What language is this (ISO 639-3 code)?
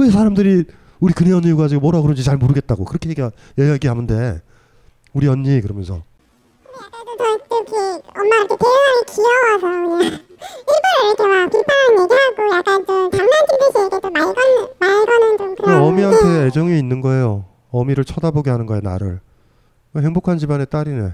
kor